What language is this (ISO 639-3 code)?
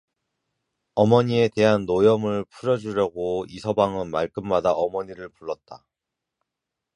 kor